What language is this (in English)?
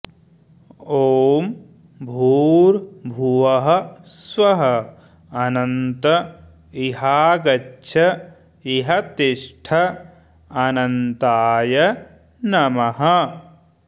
Sanskrit